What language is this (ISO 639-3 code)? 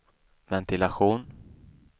swe